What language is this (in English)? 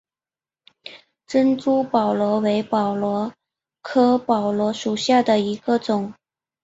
Chinese